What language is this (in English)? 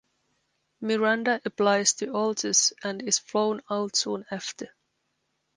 English